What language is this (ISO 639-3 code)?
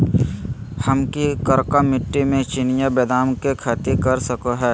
mag